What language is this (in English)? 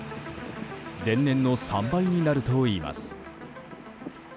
Japanese